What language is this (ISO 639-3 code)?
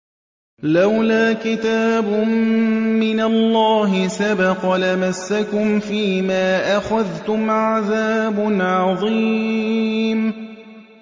ara